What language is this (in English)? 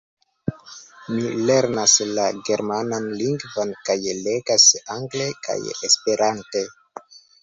Esperanto